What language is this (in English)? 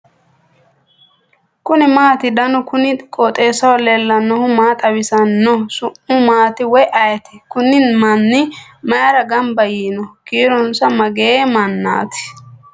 Sidamo